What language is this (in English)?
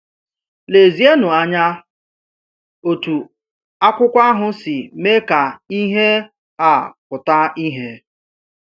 Igbo